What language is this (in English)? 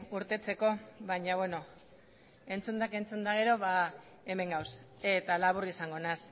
Basque